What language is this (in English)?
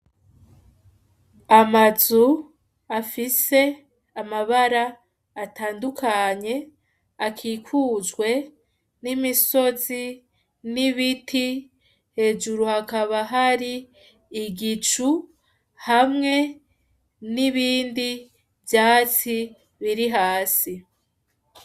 Rundi